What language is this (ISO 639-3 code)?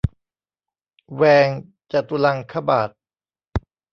tha